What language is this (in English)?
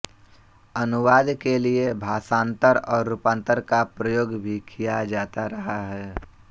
Hindi